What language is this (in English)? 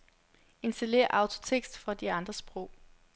Danish